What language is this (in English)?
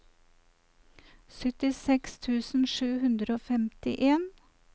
Norwegian